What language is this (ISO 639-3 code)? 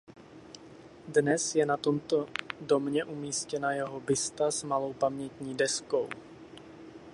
ces